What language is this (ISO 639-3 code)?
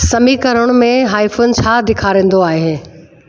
snd